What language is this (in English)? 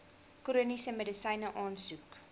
Afrikaans